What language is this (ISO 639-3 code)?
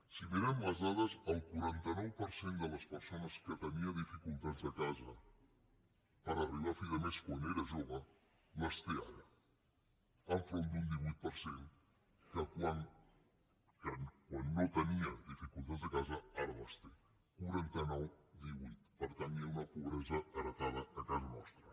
cat